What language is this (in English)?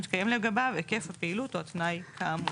Hebrew